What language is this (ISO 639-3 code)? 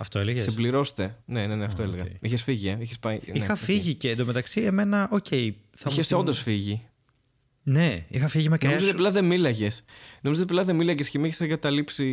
ell